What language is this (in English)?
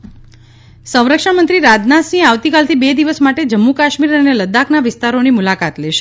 Gujarati